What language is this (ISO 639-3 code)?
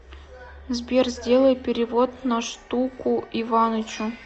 rus